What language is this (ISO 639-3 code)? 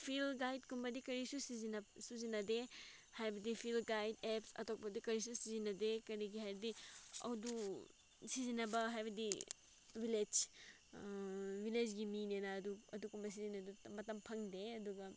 mni